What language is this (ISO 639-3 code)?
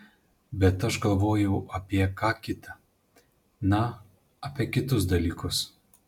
lit